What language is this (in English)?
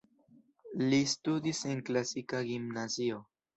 Esperanto